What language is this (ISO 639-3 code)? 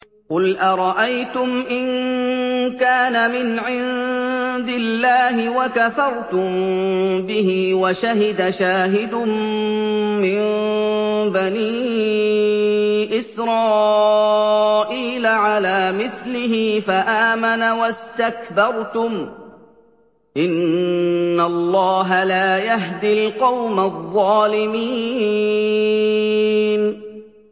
ara